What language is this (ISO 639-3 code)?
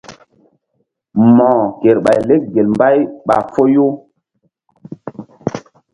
mdd